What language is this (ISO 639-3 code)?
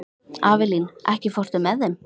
isl